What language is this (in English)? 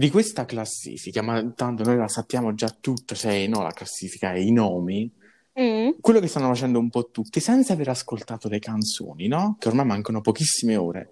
Italian